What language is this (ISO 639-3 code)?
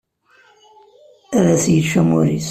kab